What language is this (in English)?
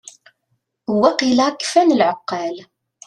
Kabyle